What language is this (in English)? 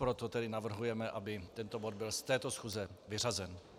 Czech